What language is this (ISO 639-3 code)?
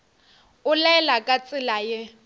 nso